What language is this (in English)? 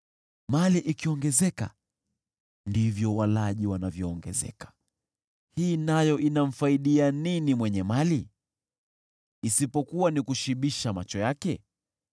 Swahili